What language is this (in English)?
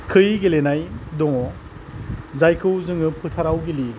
Bodo